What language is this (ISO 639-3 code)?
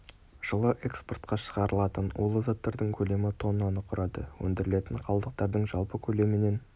kaz